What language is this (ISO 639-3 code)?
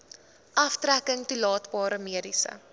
afr